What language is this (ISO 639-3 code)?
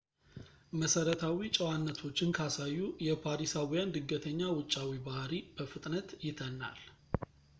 amh